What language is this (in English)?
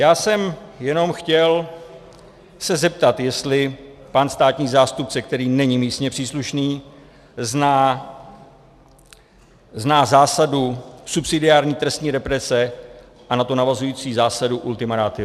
Czech